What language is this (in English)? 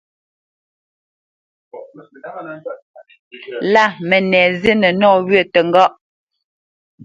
Bamenyam